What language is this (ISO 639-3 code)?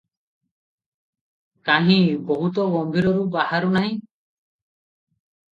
ori